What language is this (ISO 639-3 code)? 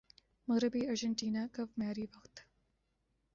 urd